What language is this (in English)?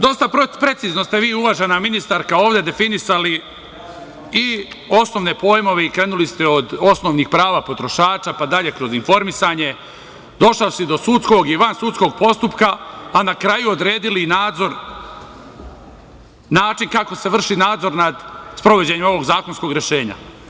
Serbian